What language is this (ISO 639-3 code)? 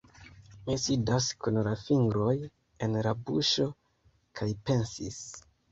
epo